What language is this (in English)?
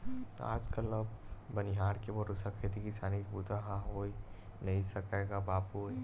Chhattisgarhi